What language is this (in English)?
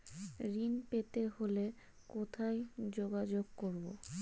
Bangla